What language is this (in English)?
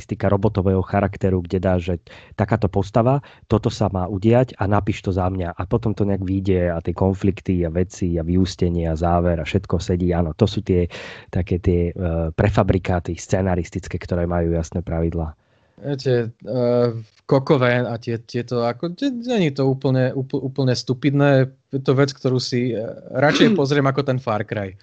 Slovak